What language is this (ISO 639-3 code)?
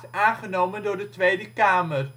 nld